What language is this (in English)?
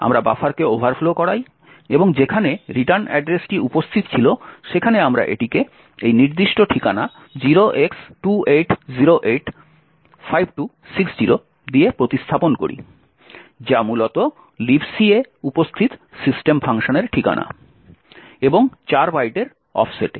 Bangla